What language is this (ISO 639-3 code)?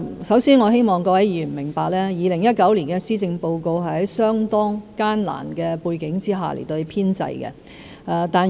yue